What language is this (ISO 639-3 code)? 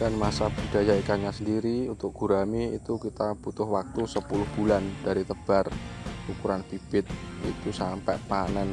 ind